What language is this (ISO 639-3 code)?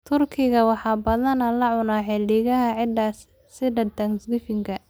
som